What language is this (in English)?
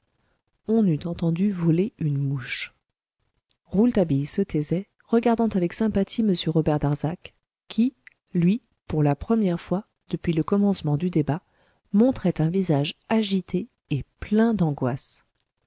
French